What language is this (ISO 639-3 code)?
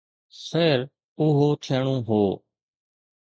snd